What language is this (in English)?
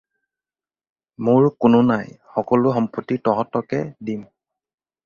Assamese